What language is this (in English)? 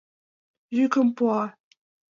Mari